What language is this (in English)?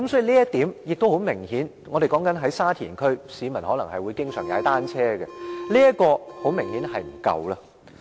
Cantonese